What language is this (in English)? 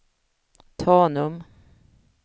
Swedish